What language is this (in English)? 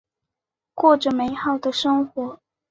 Chinese